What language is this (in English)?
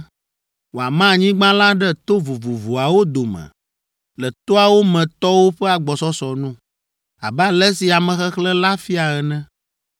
Ewe